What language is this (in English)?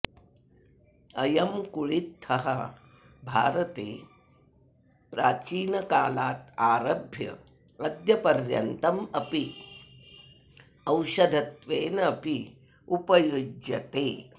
Sanskrit